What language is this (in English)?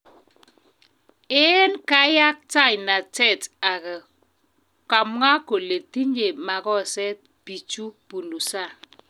Kalenjin